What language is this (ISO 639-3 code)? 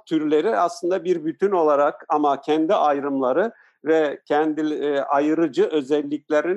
tur